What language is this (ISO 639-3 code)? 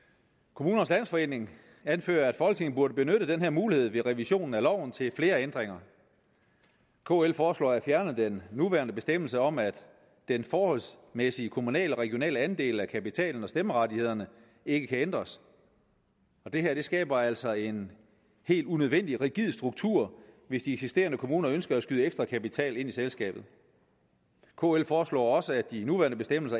dan